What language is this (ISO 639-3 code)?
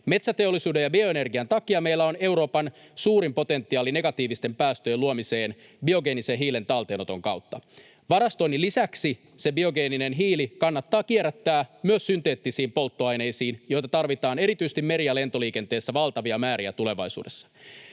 fin